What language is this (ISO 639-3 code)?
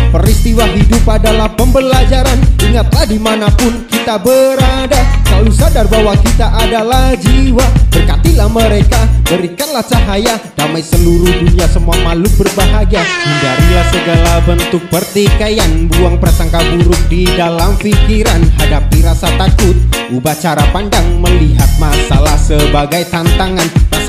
ind